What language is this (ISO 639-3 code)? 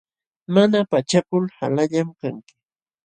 qxw